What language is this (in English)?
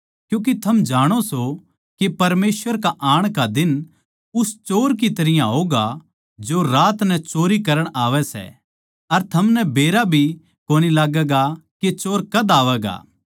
Haryanvi